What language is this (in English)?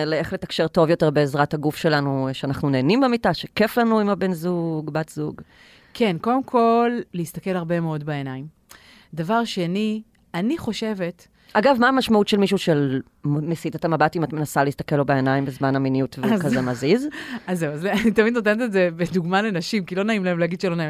Hebrew